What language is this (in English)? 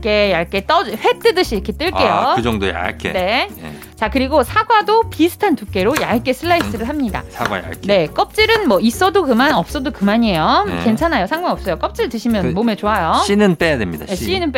Korean